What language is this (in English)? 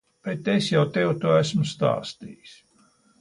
Latvian